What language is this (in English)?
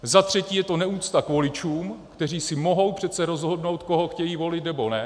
Czech